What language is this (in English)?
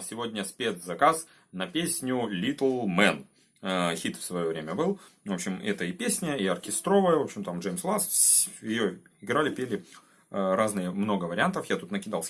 Russian